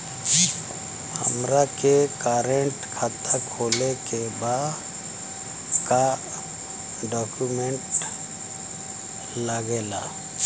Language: Bhojpuri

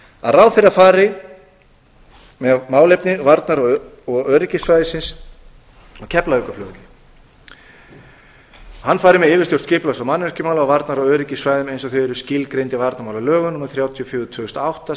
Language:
Icelandic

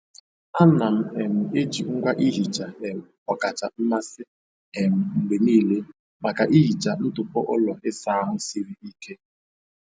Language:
Igbo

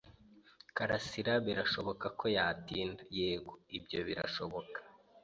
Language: Kinyarwanda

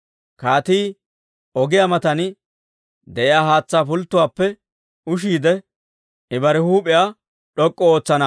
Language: Dawro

